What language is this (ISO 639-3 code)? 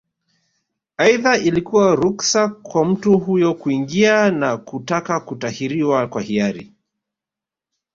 swa